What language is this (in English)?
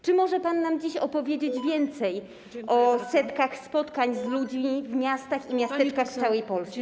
Polish